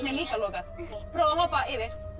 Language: Icelandic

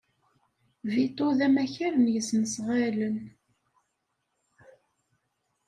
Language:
Kabyle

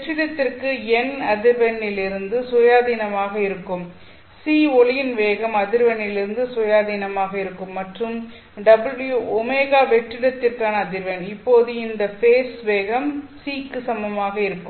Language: Tamil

